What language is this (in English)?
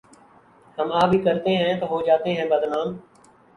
Urdu